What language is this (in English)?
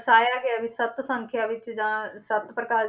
Punjabi